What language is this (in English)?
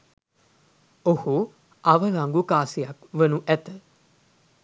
Sinhala